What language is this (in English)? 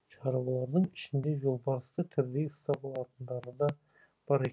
Kazakh